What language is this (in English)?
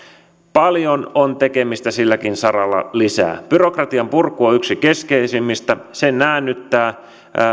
Finnish